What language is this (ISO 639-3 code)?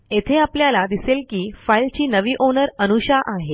mar